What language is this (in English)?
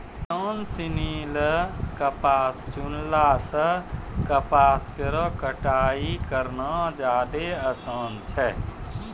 Maithili